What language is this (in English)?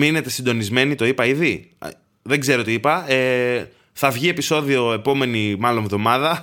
Greek